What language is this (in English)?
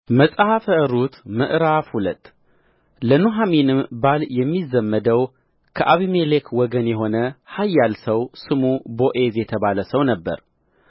Amharic